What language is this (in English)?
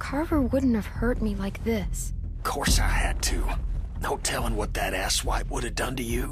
English